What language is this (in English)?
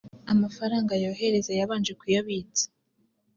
Kinyarwanda